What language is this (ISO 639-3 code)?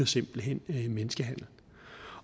dan